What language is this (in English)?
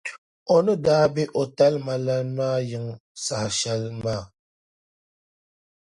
Dagbani